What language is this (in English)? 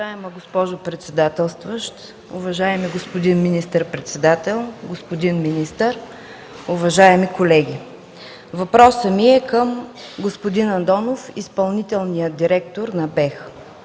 Bulgarian